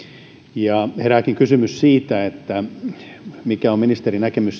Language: Finnish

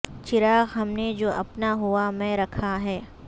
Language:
Urdu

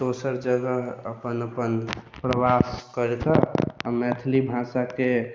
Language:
Maithili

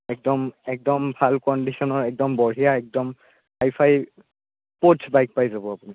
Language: Assamese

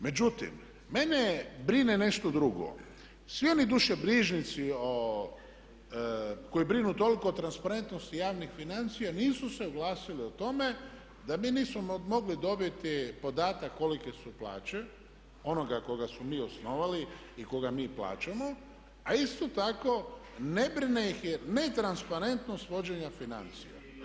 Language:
Croatian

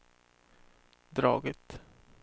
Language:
Swedish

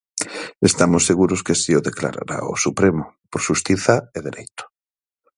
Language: Galician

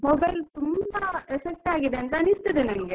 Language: Kannada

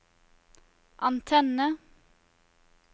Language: Norwegian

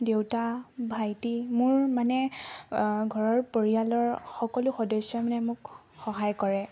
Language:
Assamese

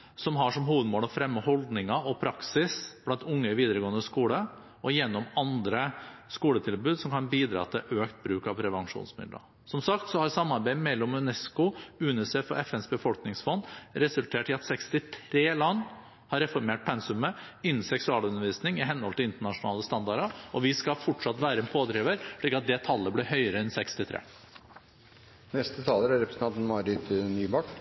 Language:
Norwegian Bokmål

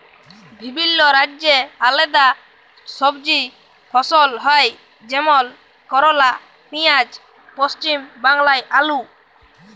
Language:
Bangla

